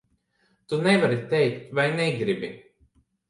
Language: Latvian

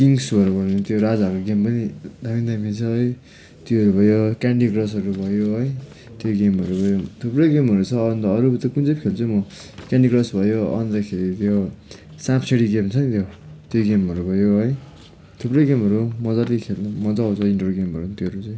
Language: Nepali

